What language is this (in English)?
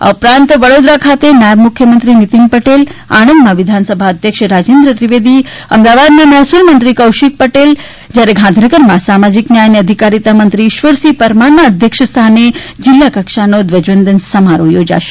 Gujarati